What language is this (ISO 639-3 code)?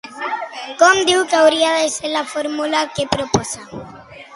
cat